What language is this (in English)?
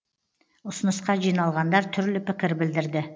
Kazakh